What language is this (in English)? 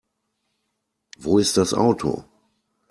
German